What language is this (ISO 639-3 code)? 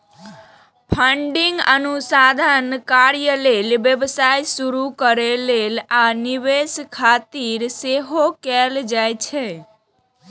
mai